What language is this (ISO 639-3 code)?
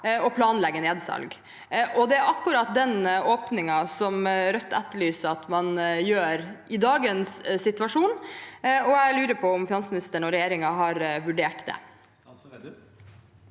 nor